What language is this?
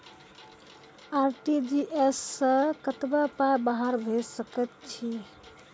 Maithili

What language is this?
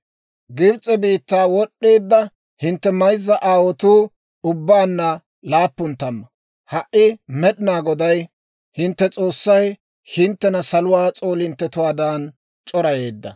Dawro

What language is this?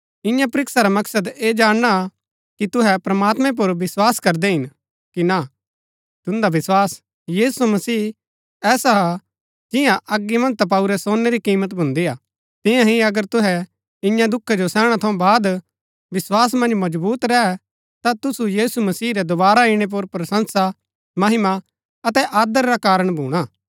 Gaddi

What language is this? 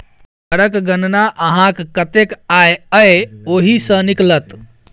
Maithili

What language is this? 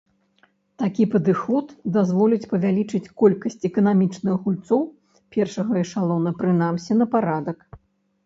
Belarusian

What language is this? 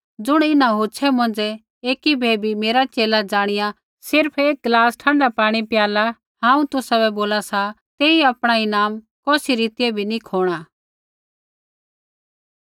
Kullu Pahari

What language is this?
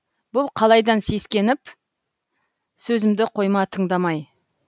Kazakh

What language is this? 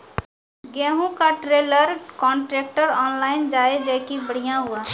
Maithili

